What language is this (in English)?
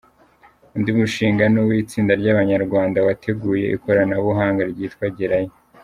Kinyarwanda